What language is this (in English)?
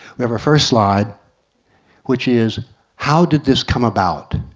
English